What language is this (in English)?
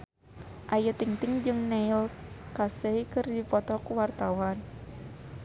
Sundanese